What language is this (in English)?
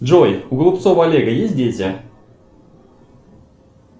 Russian